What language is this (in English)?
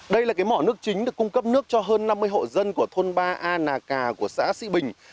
Vietnamese